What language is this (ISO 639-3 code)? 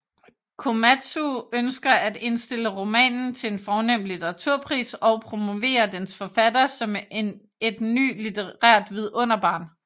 dan